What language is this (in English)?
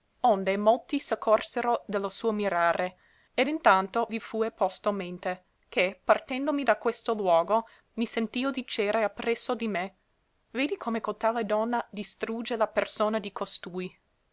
Italian